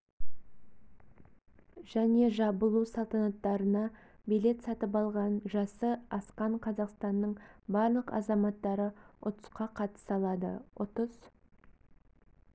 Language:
Kazakh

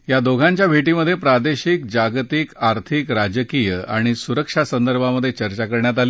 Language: Marathi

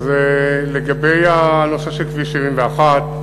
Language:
Hebrew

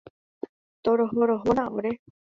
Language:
Guarani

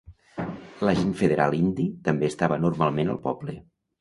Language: Catalan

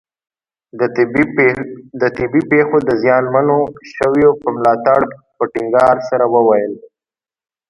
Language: Pashto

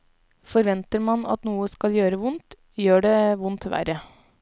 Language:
Norwegian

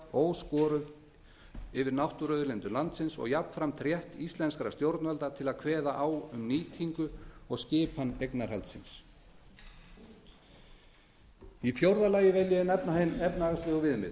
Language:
Icelandic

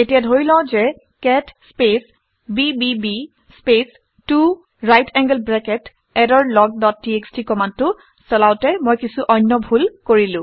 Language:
Assamese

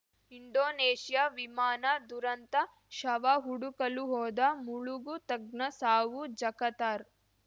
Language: Kannada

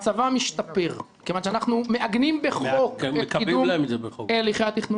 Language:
Hebrew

